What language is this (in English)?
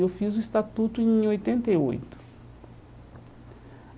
Portuguese